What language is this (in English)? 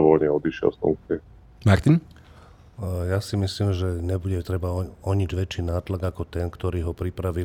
Slovak